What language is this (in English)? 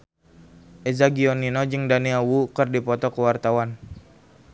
Sundanese